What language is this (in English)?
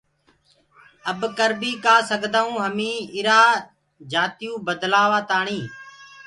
Gurgula